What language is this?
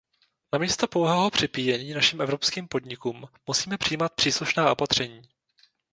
Czech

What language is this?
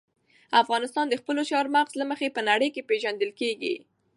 Pashto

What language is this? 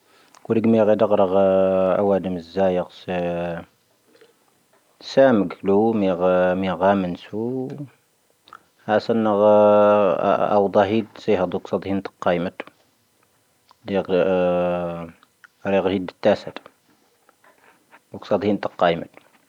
Tahaggart Tamahaq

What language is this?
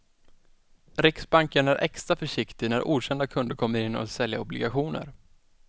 Swedish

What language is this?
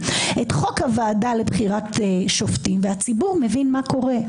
Hebrew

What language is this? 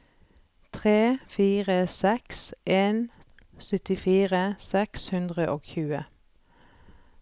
Norwegian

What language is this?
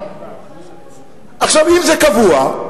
Hebrew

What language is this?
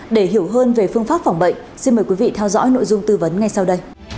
Vietnamese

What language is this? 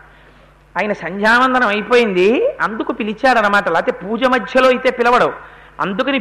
Telugu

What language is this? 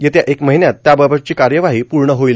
Marathi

